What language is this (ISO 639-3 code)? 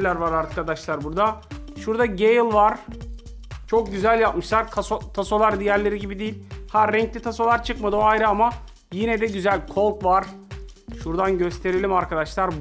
tur